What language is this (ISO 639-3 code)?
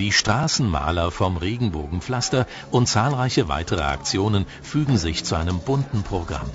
deu